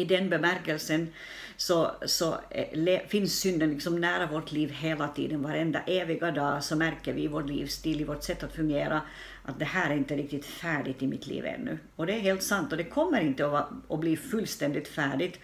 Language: Swedish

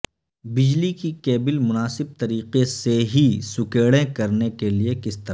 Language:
Urdu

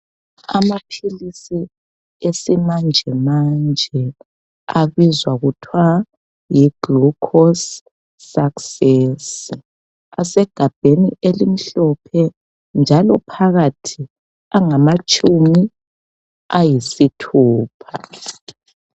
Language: North Ndebele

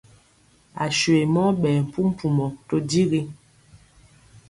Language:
Mpiemo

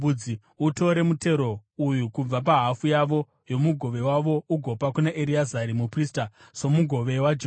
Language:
Shona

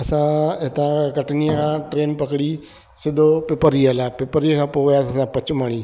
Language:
Sindhi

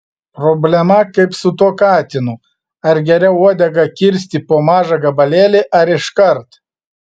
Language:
Lithuanian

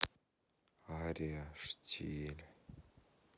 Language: Russian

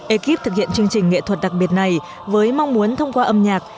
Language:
Vietnamese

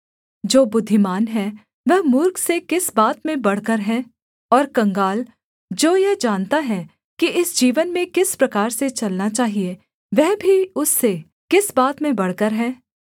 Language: Hindi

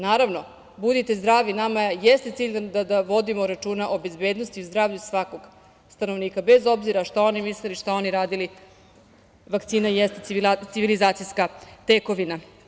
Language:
Serbian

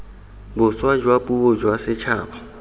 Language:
Tswana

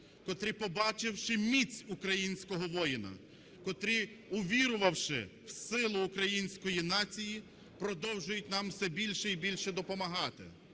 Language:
Ukrainian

